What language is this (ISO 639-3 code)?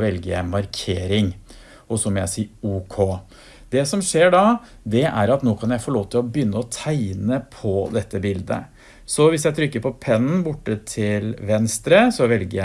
nor